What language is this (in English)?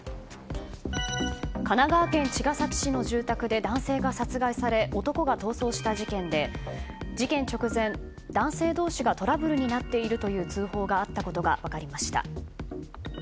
Japanese